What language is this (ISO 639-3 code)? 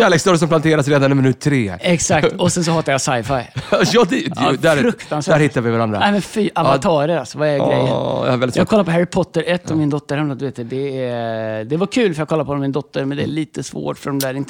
swe